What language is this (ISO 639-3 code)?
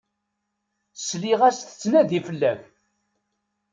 kab